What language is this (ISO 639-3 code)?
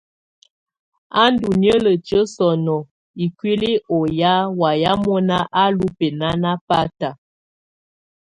tvu